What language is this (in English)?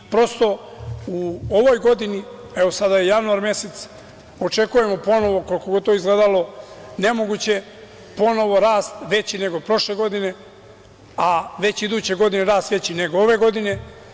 Serbian